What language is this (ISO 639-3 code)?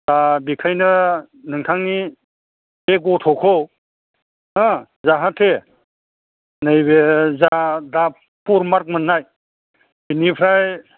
brx